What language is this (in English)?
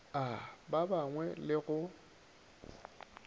Northern Sotho